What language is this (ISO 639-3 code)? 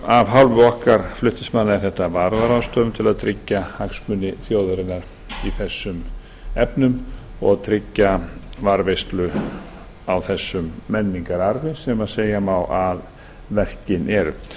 isl